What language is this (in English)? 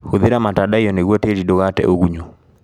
Kikuyu